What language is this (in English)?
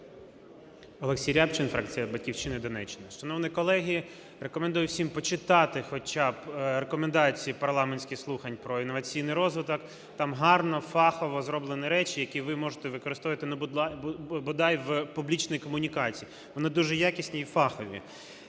Ukrainian